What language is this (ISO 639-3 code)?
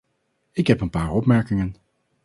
nld